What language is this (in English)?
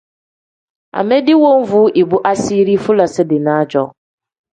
Tem